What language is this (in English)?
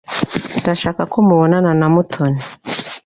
Kinyarwanda